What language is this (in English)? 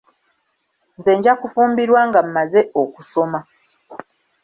Ganda